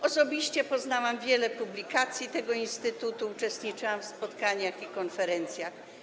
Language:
Polish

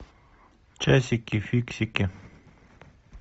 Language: Russian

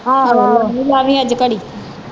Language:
Punjabi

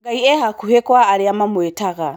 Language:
Kikuyu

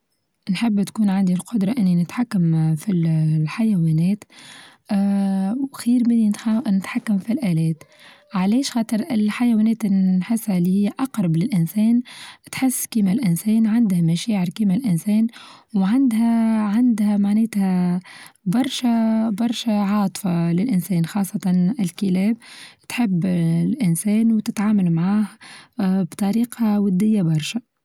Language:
Tunisian Arabic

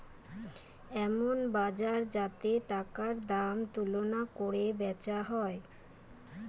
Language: Bangla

